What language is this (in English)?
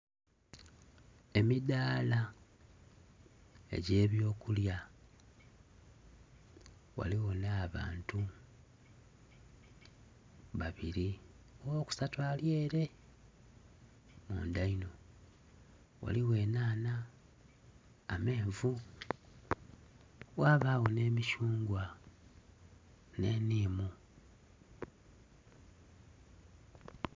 Soga